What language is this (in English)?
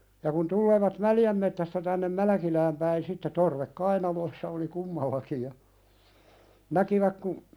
Finnish